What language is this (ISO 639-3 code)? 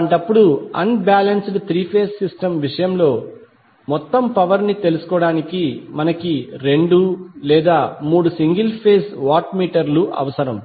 tel